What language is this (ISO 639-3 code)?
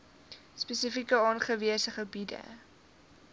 afr